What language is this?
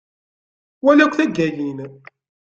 Kabyle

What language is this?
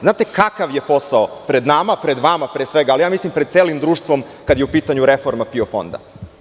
Serbian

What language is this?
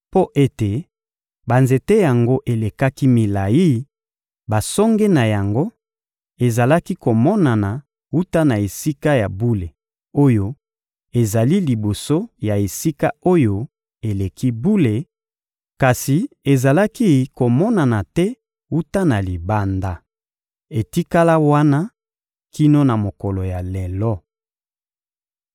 Lingala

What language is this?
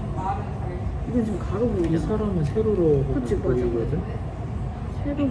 Korean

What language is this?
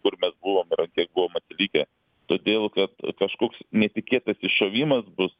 Lithuanian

